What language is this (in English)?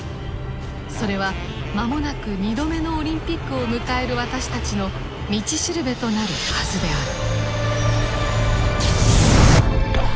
Japanese